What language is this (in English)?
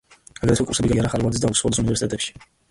Georgian